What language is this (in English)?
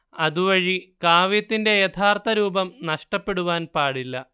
Malayalam